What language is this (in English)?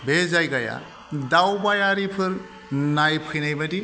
Bodo